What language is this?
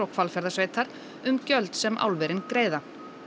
Icelandic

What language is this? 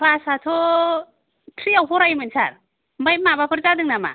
Bodo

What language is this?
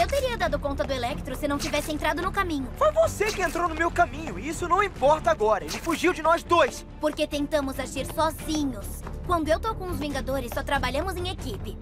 Portuguese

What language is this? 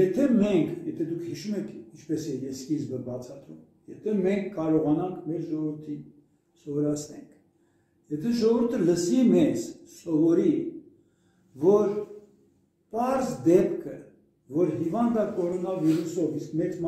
Turkish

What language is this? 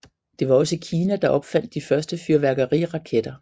Danish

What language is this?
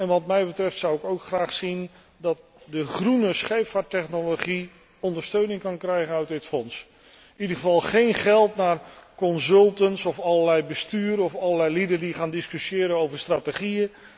Dutch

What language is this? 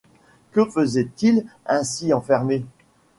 French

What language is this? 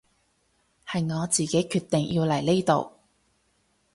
Cantonese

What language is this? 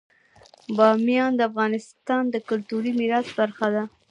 Pashto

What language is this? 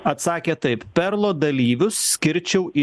Lithuanian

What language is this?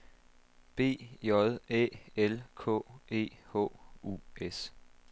Danish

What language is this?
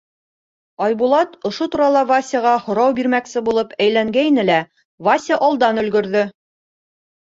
Bashkir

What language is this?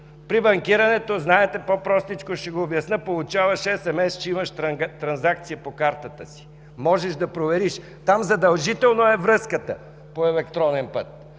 Bulgarian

